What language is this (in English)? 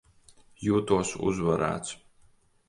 Latvian